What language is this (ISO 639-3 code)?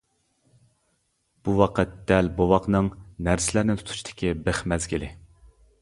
uig